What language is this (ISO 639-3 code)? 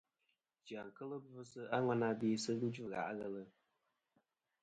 bkm